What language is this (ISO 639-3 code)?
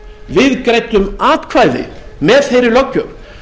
isl